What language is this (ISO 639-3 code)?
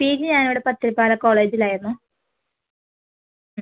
mal